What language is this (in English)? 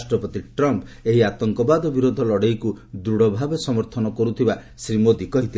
Odia